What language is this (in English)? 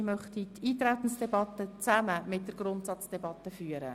Swiss German